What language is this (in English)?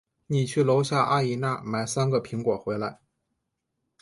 Chinese